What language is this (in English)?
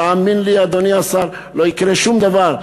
Hebrew